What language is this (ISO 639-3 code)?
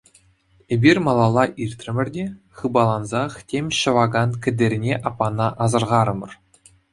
chv